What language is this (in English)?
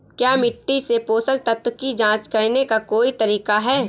Hindi